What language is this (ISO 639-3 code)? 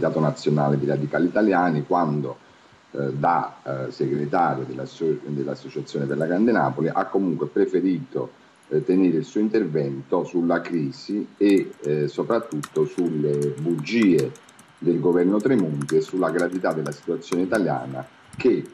ita